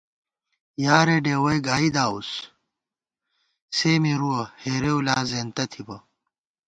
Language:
Gawar-Bati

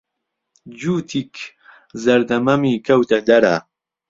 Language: Central Kurdish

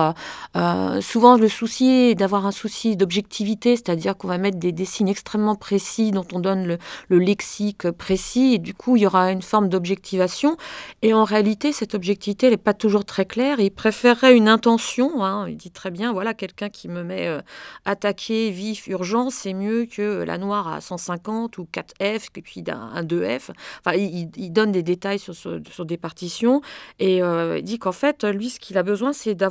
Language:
French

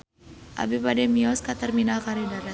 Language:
Sundanese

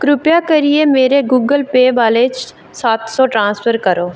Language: Dogri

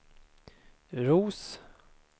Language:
Swedish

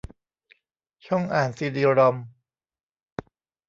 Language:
Thai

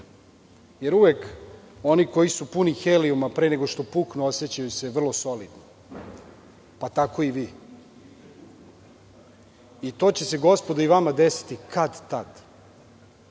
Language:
Serbian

